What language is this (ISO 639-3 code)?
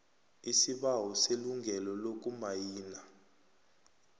nbl